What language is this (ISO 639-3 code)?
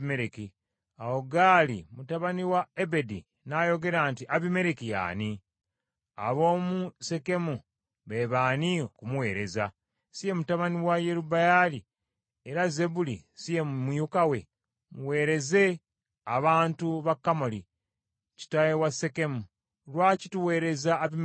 lug